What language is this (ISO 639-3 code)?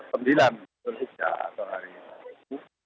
ind